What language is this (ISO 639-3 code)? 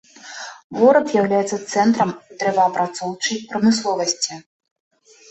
bel